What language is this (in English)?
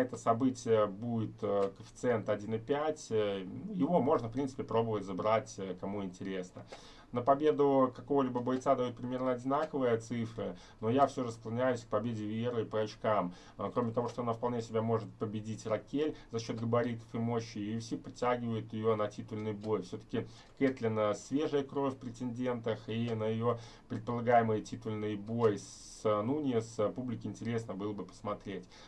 Russian